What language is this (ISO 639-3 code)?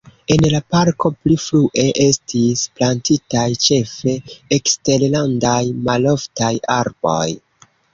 epo